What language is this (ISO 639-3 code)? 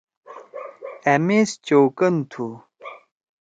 trw